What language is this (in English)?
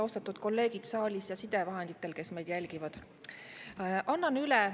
Estonian